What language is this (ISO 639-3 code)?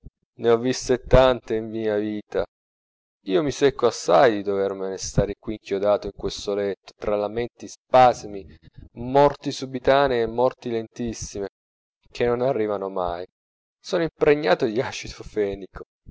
ita